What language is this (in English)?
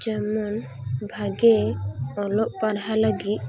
Santali